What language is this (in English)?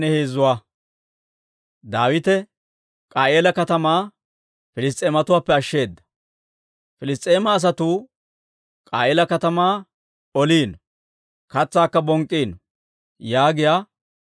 Dawro